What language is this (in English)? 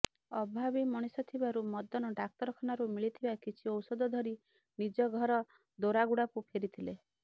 Odia